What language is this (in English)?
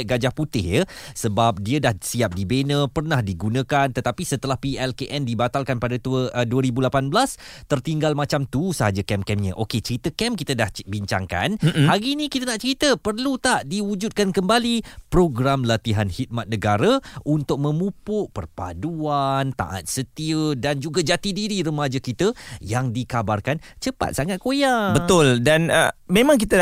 Malay